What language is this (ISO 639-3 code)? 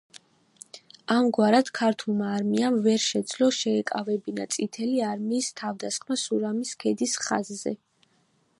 kat